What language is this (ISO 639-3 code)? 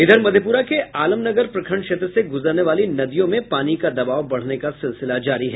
hin